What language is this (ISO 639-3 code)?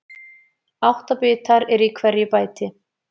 isl